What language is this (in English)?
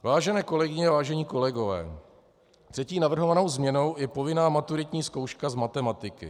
Czech